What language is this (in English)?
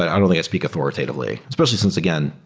English